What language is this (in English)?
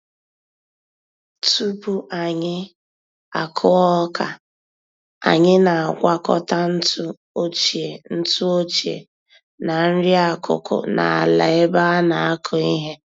Igbo